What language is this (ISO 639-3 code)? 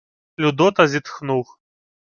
ukr